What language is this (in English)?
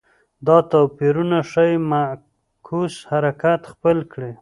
Pashto